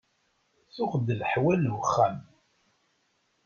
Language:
Kabyle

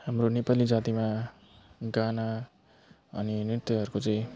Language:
Nepali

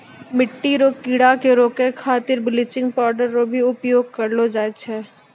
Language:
Maithili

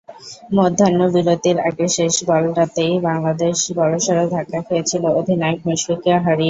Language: Bangla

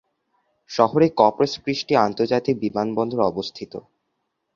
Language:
Bangla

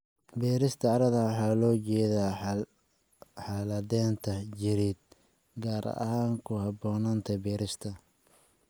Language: Somali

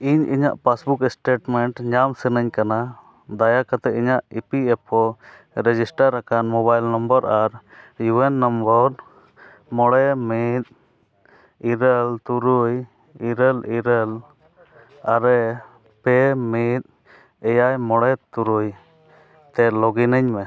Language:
Santali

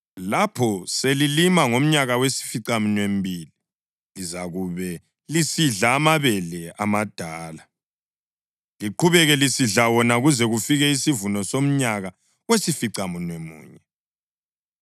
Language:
North Ndebele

